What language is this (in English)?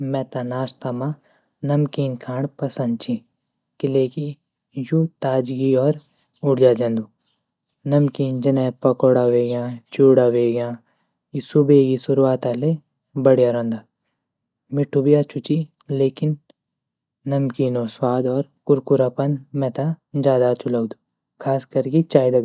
Garhwali